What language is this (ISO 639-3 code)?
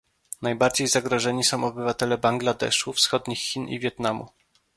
pol